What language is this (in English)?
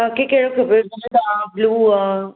Sindhi